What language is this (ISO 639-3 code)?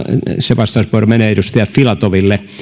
fin